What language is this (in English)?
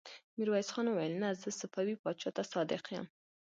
Pashto